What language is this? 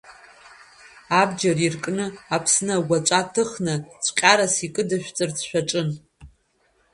Abkhazian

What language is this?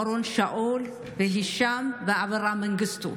Hebrew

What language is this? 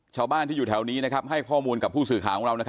Thai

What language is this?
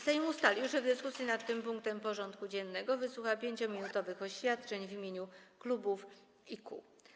Polish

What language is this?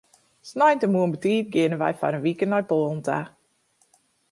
Western Frisian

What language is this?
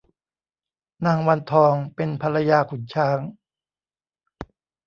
Thai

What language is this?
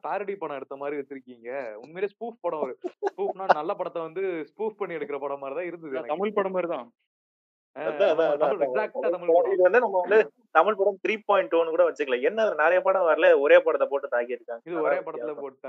Tamil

